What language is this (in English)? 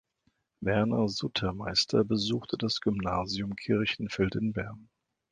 German